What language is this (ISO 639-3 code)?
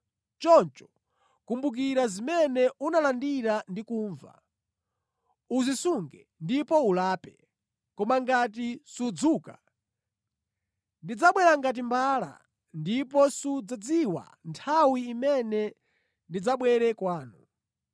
nya